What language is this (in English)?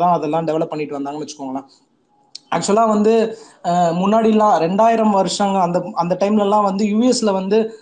Tamil